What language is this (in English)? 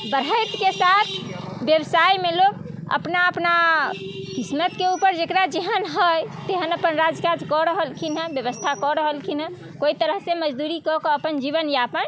Maithili